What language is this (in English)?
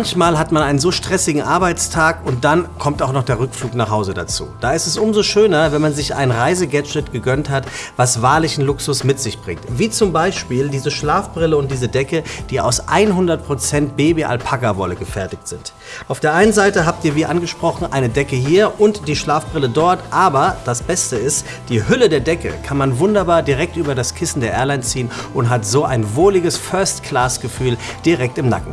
German